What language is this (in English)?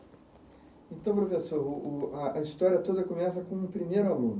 Portuguese